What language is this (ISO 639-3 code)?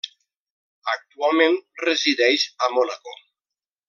cat